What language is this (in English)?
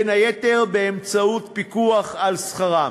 Hebrew